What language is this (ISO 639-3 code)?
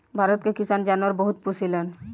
bho